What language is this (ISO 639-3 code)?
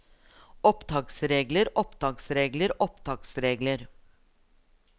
nor